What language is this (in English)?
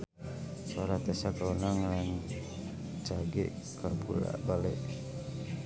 Sundanese